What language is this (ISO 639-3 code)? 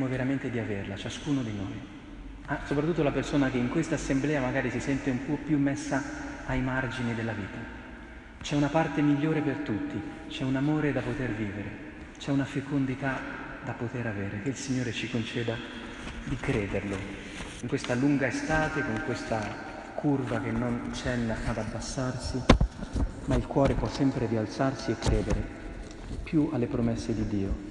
ita